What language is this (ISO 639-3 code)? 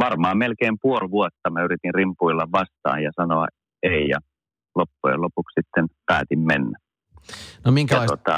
fin